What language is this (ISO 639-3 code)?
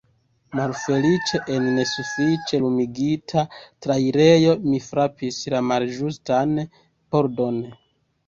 epo